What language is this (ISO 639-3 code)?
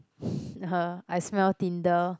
eng